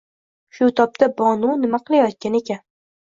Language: Uzbek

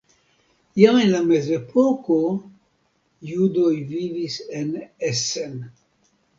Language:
Esperanto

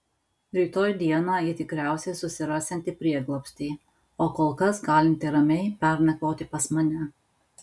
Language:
Lithuanian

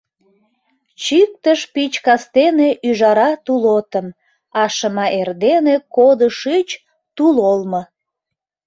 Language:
Mari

